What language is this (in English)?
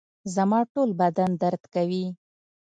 Pashto